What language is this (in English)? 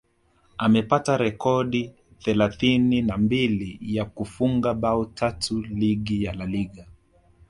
Swahili